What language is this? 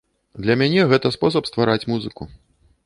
Belarusian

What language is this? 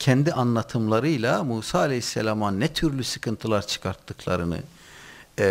Turkish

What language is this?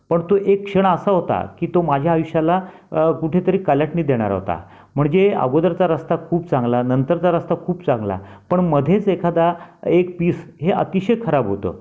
Marathi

